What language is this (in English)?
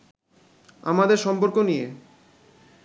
Bangla